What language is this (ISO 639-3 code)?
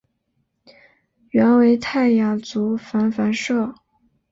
zho